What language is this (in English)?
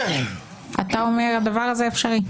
Hebrew